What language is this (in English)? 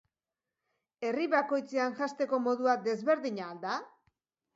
Basque